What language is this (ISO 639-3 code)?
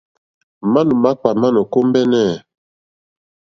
bri